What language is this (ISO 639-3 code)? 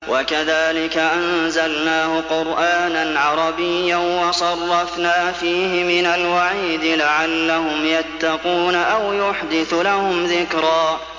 ara